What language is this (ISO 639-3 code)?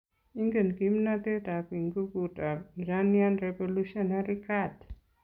kln